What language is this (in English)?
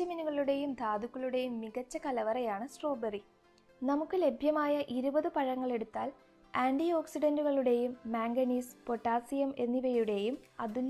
Malayalam